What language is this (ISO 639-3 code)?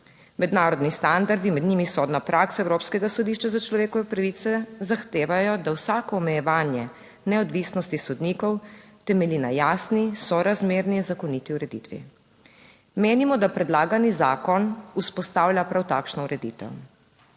slv